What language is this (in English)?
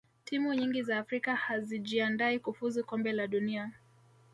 Swahili